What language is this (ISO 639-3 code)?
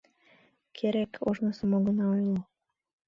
chm